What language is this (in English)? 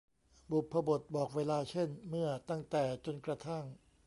Thai